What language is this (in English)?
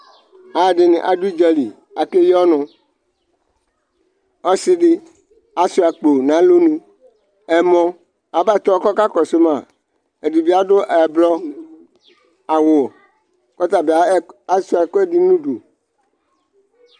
Ikposo